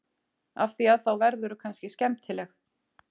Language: Icelandic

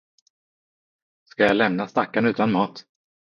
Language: Swedish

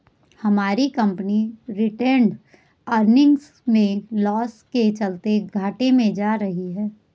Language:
Hindi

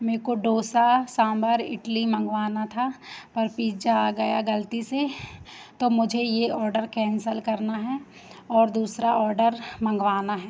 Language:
Hindi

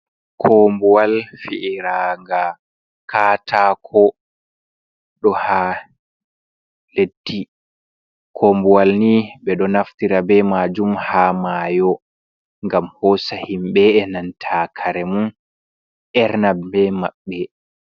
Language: Fula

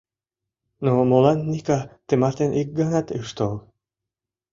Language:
Mari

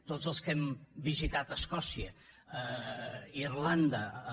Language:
Catalan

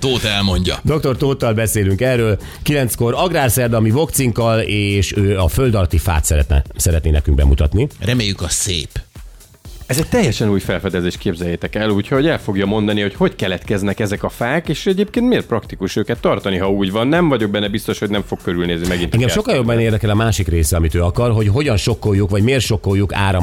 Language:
Hungarian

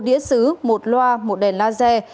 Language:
Vietnamese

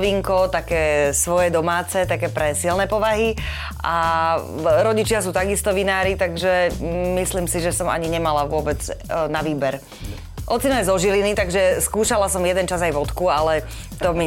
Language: Slovak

